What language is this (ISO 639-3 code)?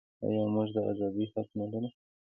pus